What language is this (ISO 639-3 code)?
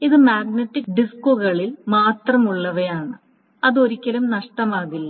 mal